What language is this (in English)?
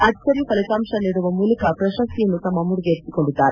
Kannada